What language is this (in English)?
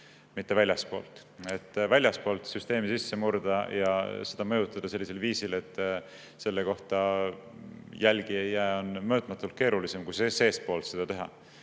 Estonian